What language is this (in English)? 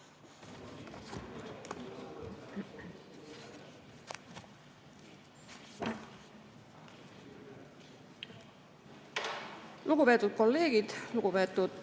Estonian